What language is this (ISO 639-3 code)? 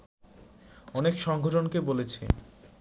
ben